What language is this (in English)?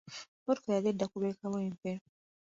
Ganda